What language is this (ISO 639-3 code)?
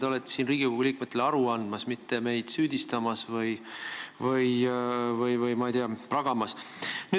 est